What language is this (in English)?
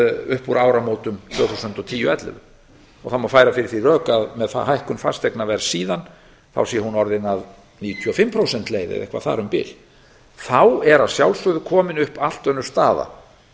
Icelandic